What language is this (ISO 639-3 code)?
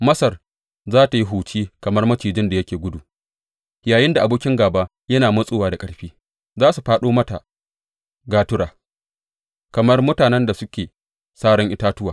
hau